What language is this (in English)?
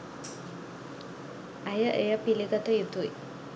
Sinhala